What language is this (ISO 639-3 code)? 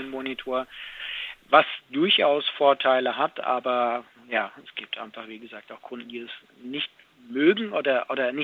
deu